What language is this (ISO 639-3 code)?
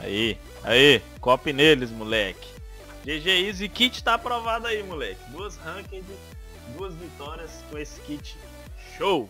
por